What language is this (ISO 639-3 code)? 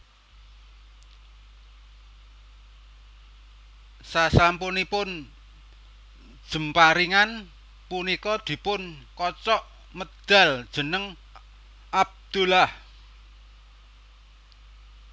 jav